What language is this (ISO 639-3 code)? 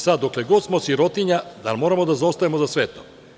srp